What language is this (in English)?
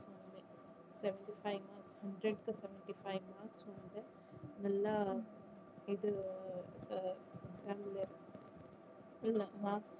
Tamil